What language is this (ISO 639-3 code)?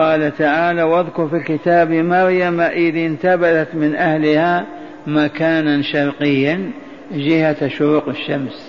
ara